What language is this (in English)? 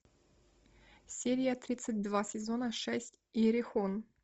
Russian